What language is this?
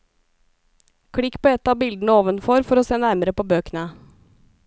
Norwegian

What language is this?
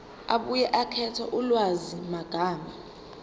Zulu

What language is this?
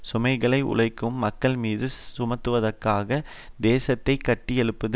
Tamil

